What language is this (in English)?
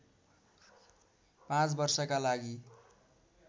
Nepali